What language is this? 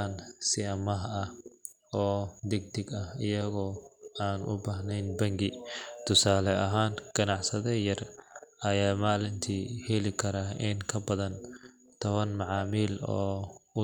Somali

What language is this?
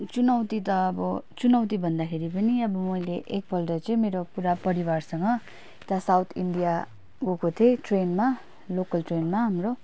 Nepali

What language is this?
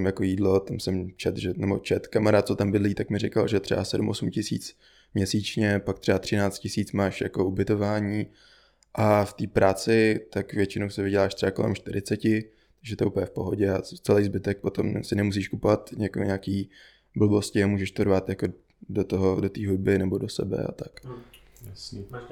Czech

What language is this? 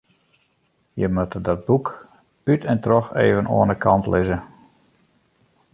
Western Frisian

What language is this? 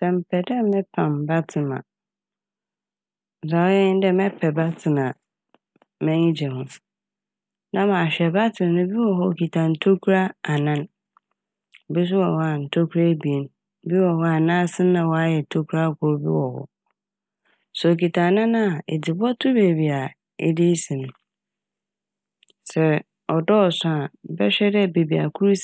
Akan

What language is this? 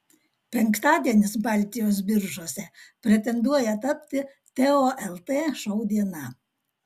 Lithuanian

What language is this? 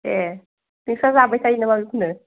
Bodo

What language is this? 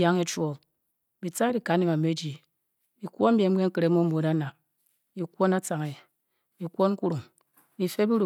Bokyi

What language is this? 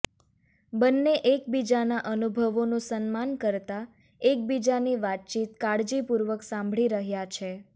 Gujarati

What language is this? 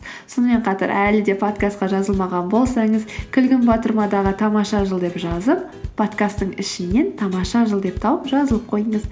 Kazakh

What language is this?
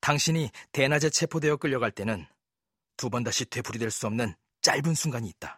Korean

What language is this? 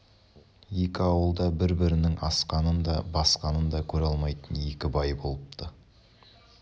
Kazakh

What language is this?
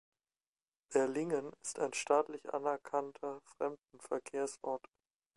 German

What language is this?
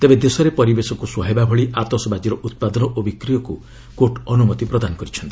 Odia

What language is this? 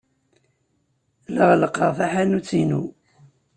Kabyle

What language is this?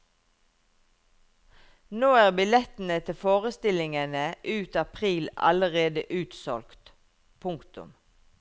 Norwegian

